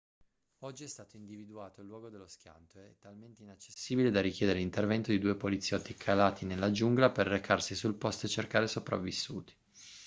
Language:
Italian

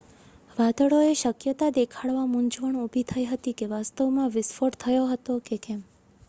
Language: Gujarati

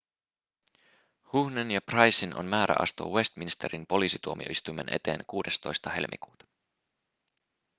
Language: Finnish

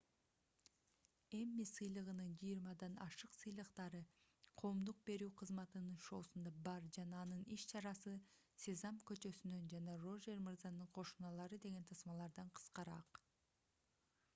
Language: Kyrgyz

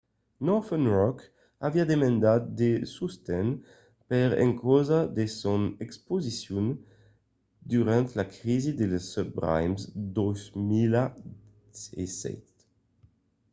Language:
Occitan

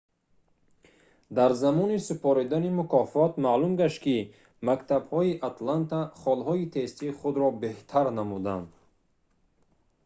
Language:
Tajik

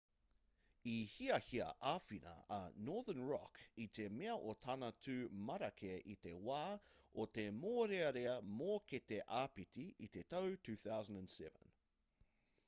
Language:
Māori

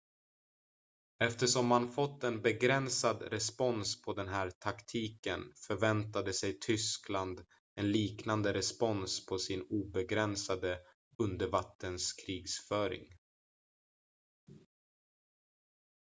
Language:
Swedish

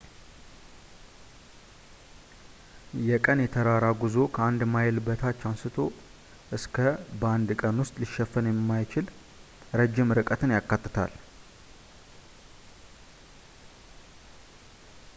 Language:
Amharic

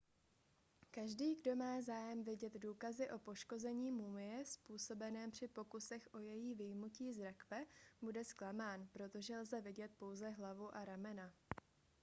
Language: Czech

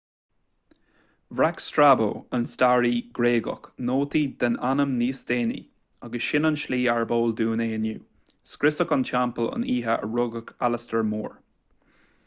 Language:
Irish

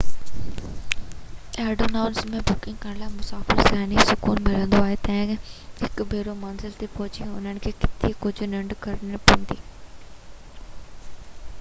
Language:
Sindhi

